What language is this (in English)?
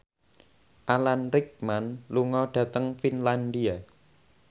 Javanese